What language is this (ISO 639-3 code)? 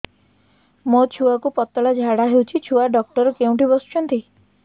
ori